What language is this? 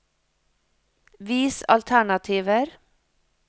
Norwegian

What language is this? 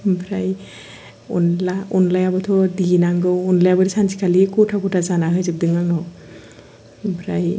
Bodo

